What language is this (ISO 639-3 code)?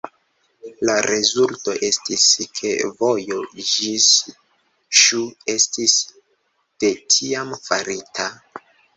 epo